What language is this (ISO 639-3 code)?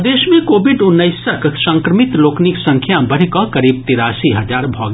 mai